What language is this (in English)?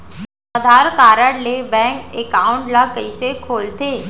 Chhattisgarhi